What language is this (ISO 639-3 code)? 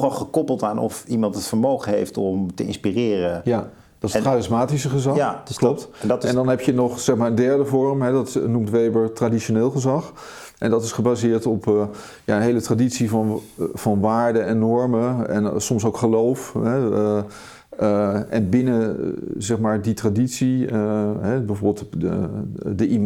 nld